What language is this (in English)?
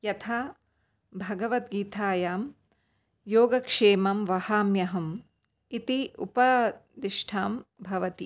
Sanskrit